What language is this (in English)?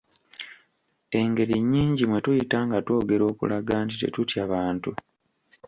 Ganda